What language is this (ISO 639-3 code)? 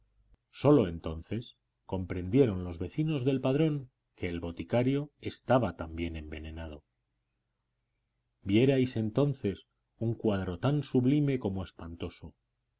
spa